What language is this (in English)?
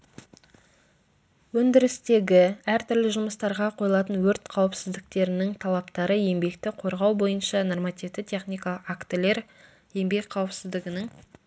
Kazakh